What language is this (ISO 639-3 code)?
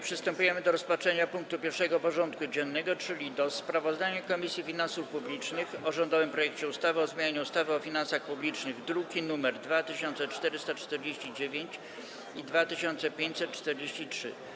pol